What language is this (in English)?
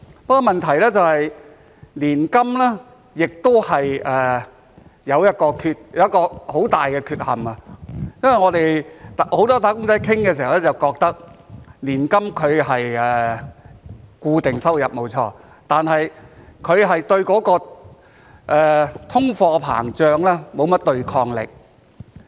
Cantonese